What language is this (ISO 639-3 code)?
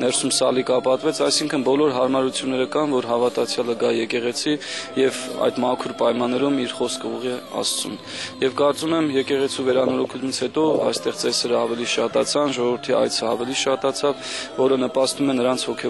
ron